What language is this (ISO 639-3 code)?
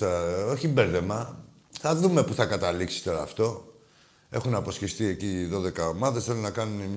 ell